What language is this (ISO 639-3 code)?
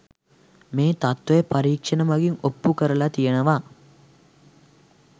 sin